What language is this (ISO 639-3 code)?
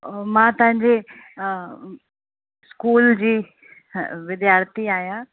snd